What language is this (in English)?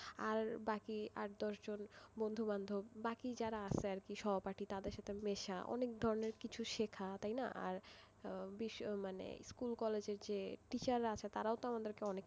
Bangla